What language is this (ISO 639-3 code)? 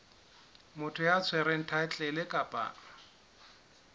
sot